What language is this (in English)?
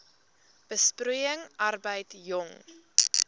Afrikaans